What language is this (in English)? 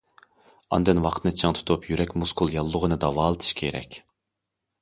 Uyghur